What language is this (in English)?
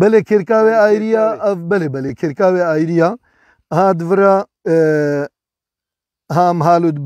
Turkish